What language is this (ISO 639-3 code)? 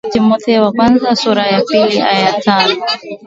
swa